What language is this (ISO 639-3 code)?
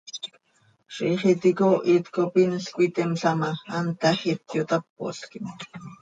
sei